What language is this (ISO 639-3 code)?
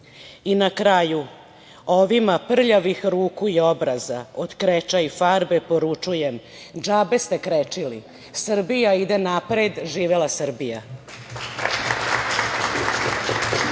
srp